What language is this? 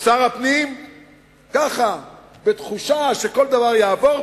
Hebrew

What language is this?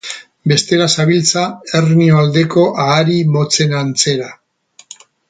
Basque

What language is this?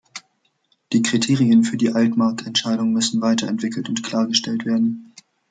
German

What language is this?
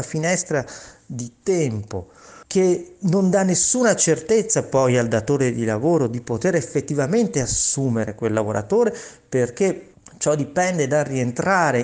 Italian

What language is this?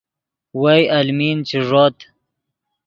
Yidgha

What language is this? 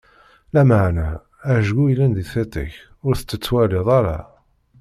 Kabyle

